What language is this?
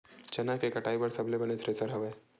Chhattisgarhi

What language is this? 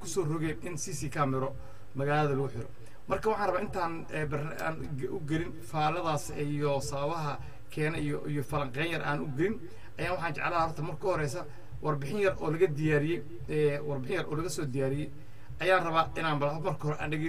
Arabic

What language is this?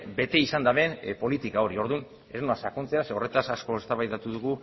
Basque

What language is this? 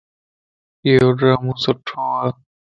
Lasi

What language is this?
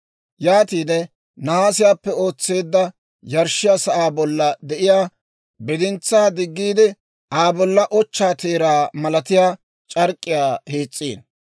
Dawro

